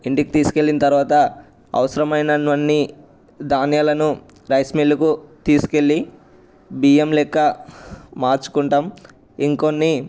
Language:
Telugu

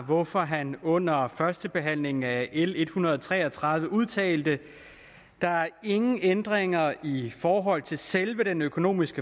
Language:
Danish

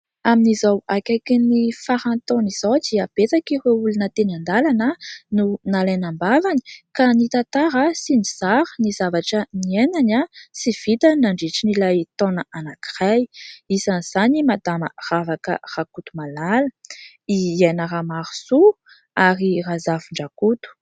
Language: Malagasy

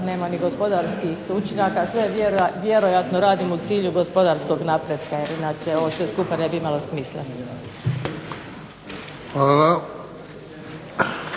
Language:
Croatian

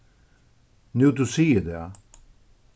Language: Faroese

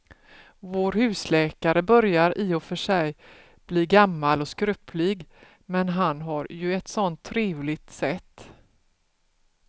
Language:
Swedish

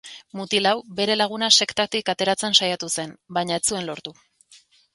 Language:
Basque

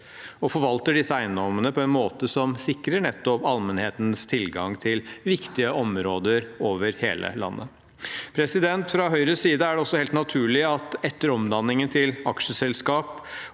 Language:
Norwegian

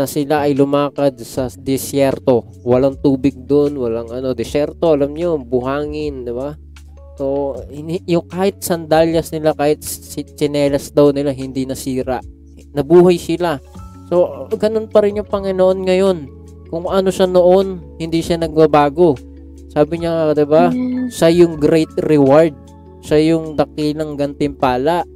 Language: Filipino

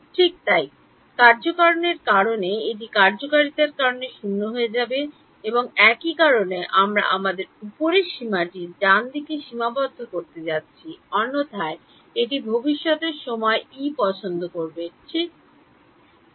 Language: Bangla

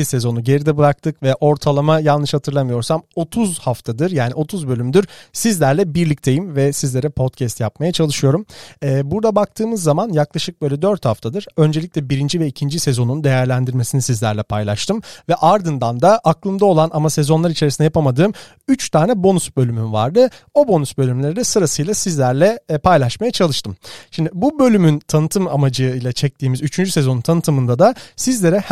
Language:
Turkish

